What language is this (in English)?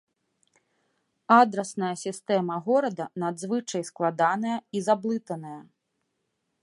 Belarusian